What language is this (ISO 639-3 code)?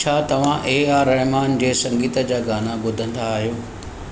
snd